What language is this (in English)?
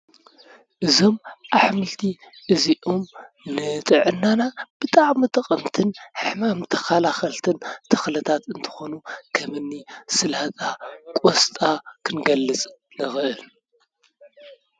Tigrinya